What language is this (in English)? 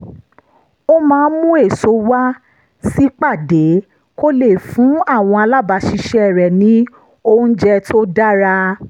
Yoruba